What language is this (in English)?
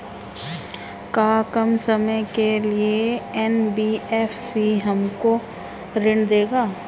Bhojpuri